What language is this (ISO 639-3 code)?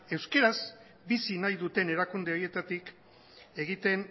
eus